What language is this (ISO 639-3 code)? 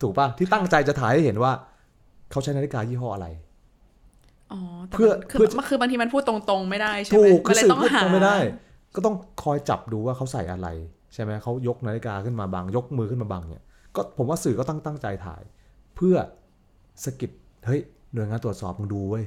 tha